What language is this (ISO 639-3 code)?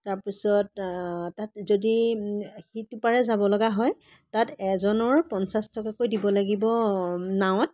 asm